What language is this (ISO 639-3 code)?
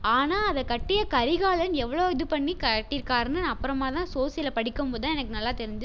tam